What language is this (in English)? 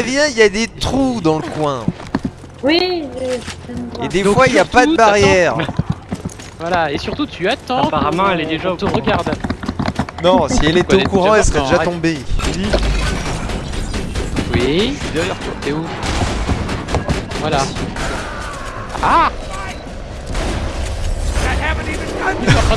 French